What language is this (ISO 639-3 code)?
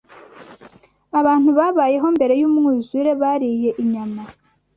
kin